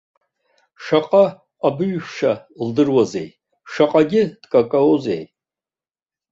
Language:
Abkhazian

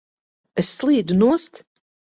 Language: Latvian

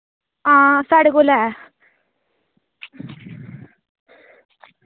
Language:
Dogri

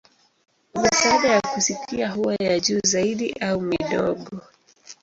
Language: Swahili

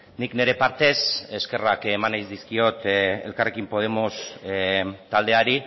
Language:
Basque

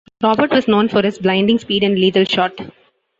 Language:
English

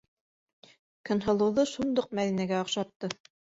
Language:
Bashkir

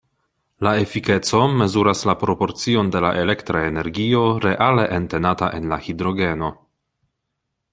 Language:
Esperanto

